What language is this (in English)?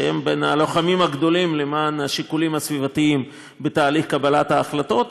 Hebrew